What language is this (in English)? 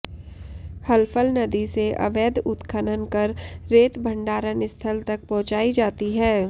Hindi